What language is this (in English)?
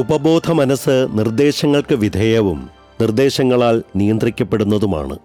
Malayalam